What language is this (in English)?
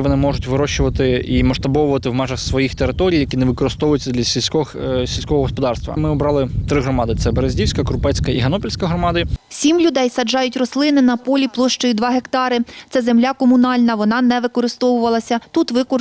Ukrainian